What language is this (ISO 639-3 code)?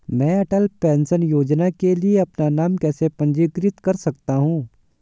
hin